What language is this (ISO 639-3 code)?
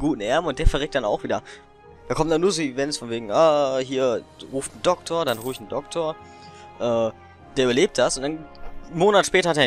deu